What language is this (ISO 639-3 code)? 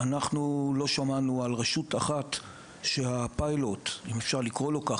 heb